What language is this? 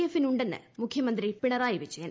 Malayalam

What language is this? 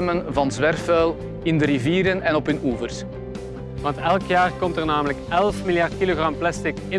Dutch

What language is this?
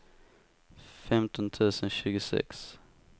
Swedish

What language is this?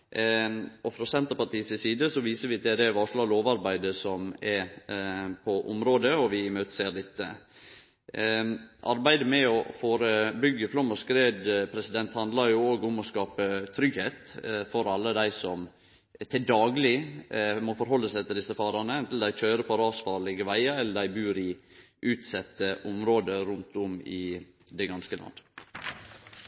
Norwegian Nynorsk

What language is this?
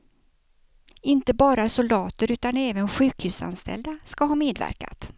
Swedish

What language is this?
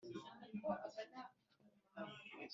Kinyarwanda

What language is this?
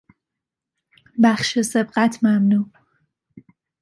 Persian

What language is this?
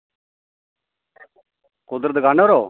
Dogri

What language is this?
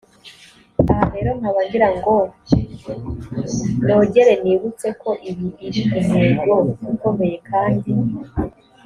Kinyarwanda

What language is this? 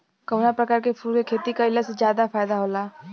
Bhojpuri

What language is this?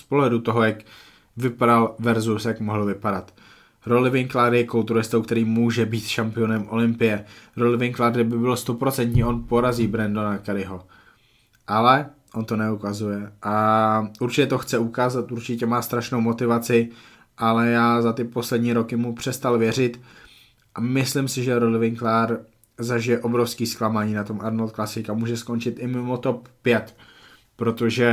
Czech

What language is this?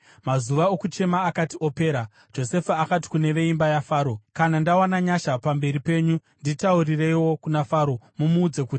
Shona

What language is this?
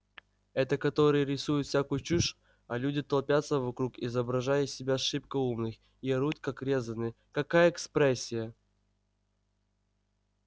Russian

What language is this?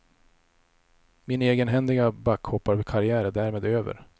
Swedish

